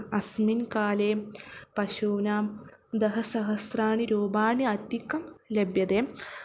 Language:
Sanskrit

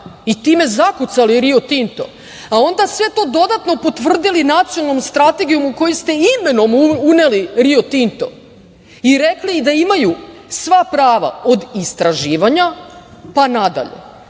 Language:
Serbian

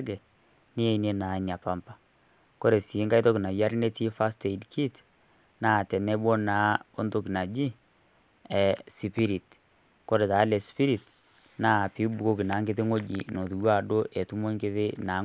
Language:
Masai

